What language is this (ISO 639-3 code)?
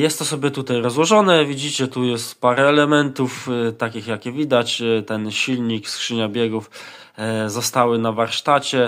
pol